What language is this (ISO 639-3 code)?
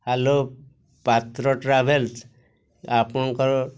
ori